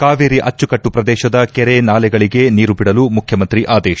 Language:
Kannada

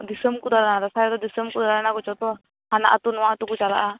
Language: Santali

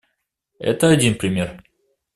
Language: Russian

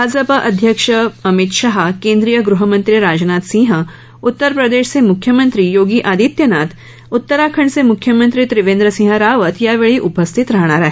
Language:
Marathi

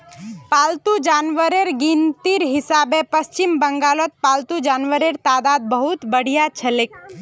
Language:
Magahi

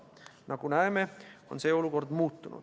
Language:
Estonian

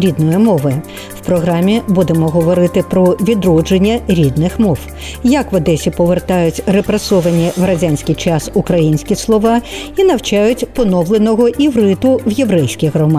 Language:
Ukrainian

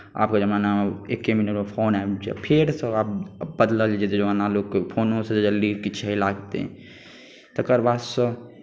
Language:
Maithili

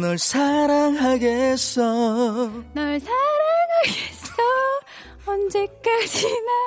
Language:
Korean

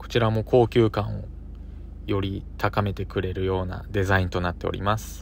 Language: Japanese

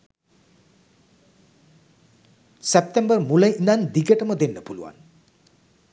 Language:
Sinhala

